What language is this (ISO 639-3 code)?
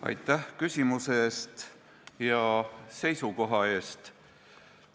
est